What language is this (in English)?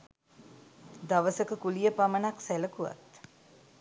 Sinhala